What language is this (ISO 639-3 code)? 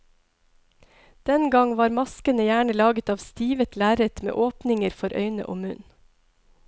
nor